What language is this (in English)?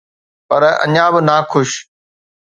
Sindhi